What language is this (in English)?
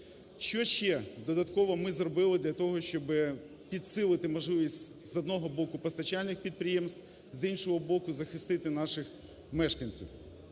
Ukrainian